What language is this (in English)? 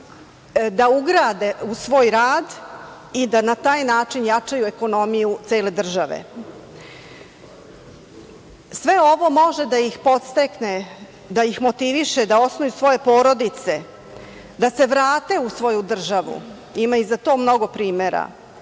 Serbian